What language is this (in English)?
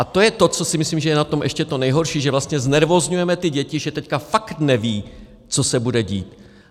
Czech